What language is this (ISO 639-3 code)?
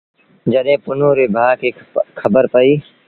sbn